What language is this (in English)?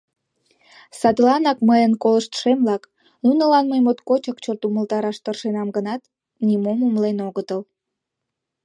Mari